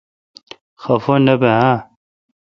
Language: Kalkoti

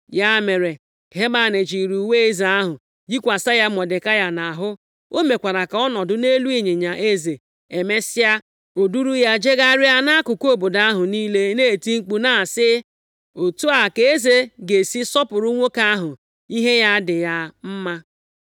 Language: Igbo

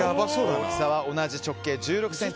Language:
Japanese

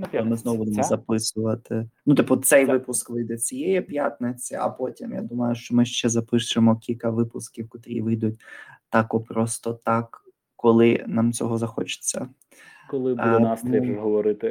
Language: Ukrainian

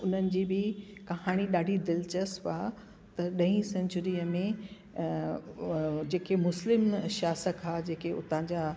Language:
Sindhi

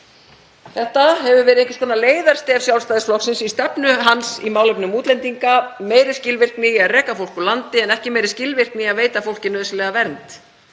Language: Icelandic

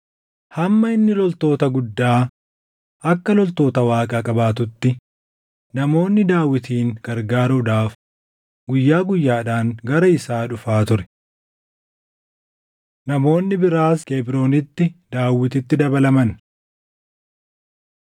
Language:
Oromo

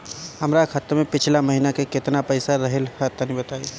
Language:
Bhojpuri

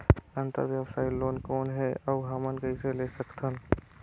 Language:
Chhattisgarhi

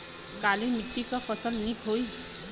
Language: Bhojpuri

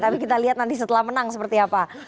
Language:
Indonesian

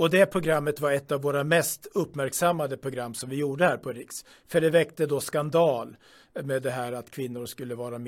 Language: Swedish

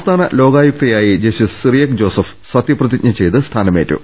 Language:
Malayalam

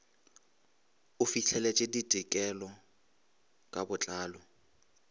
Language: Northern Sotho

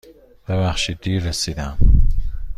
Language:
Persian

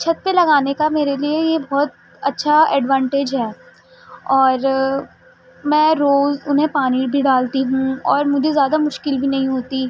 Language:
Urdu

